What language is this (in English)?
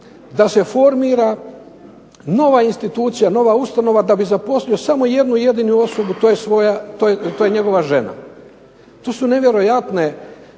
Croatian